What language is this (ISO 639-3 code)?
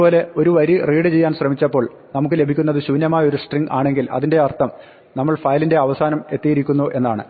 mal